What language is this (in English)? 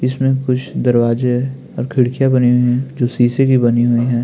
Hindi